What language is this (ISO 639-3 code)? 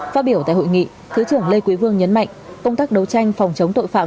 vie